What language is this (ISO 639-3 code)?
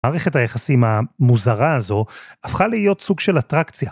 heb